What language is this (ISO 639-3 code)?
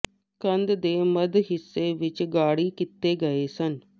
pan